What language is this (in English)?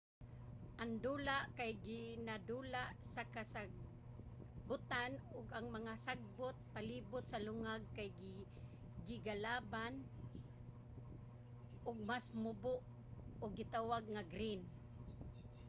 Cebuano